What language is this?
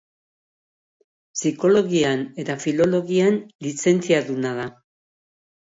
Basque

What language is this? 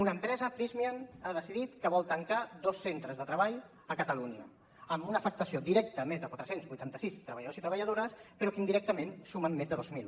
Catalan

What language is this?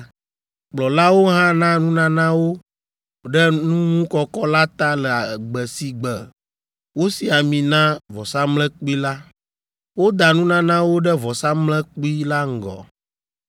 Ewe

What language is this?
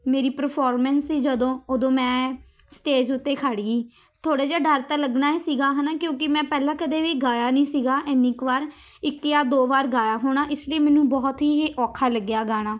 Punjabi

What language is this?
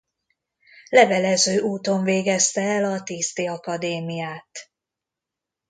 Hungarian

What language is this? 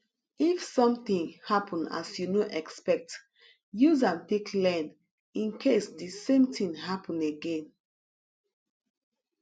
Nigerian Pidgin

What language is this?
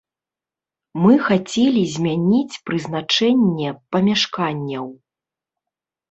Belarusian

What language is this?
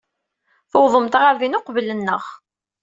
Kabyle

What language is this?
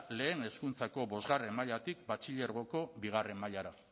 Basque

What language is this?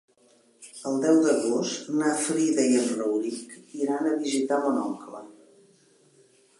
Catalan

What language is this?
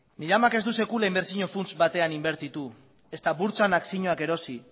Basque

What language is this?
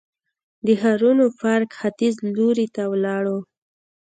Pashto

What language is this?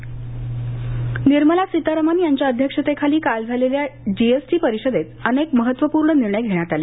Marathi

